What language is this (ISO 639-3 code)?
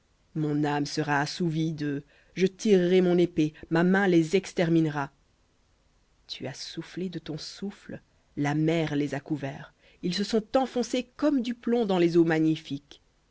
fra